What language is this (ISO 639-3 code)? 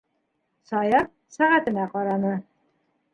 bak